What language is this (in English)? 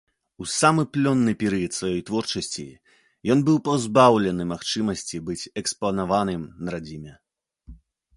Belarusian